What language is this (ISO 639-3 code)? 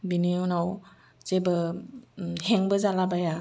brx